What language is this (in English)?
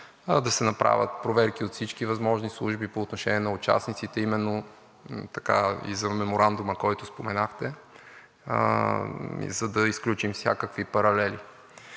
Bulgarian